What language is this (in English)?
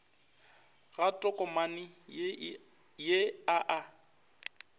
Northern Sotho